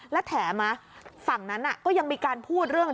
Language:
Thai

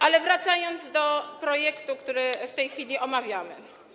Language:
Polish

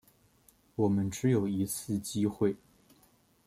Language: Chinese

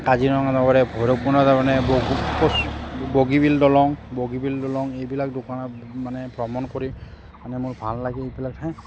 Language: Assamese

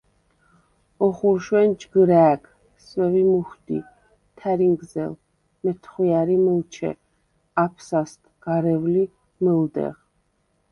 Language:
Svan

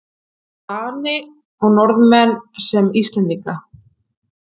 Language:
Icelandic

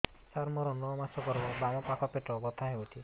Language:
Odia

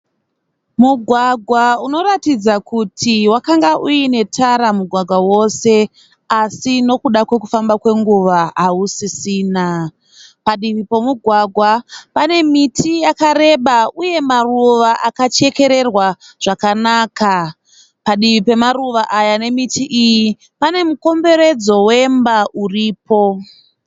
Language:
Shona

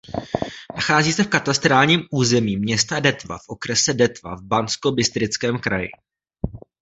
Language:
Czech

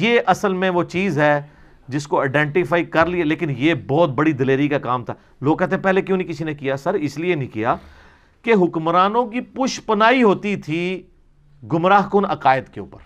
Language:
Urdu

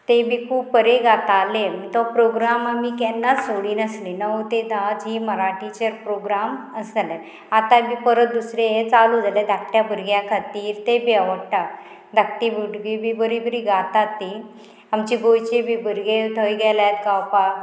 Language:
Konkani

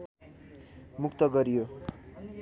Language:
Nepali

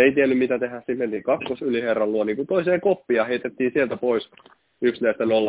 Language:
Finnish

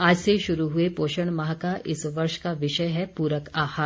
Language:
Hindi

